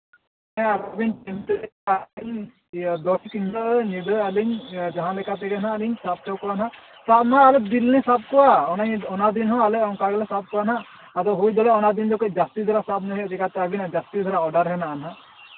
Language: Santali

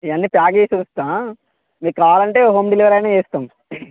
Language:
Telugu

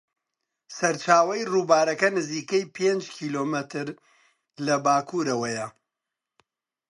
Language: Central Kurdish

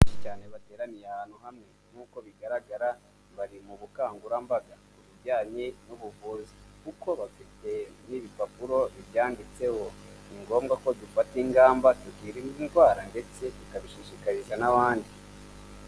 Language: Kinyarwanda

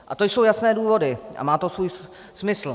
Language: Czech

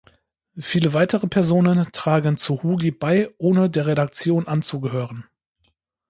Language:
German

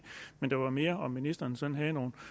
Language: Danish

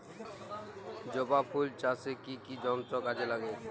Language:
Bangla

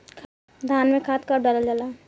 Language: Bhojpuri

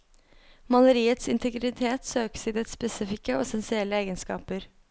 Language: Norwegian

